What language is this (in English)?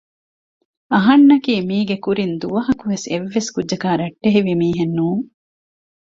Divehi